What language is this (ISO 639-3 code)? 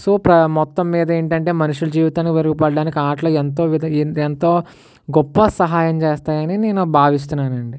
tel